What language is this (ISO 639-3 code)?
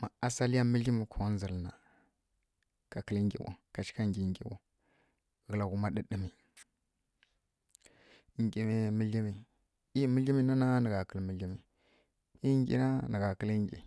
fkk